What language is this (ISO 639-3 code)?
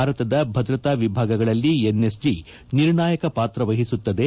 kan